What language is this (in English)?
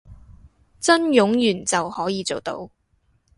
Cantonese